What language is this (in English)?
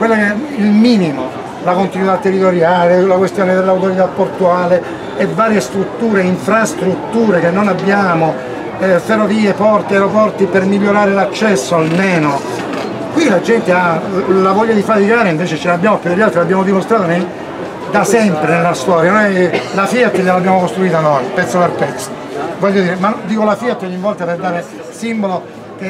Italian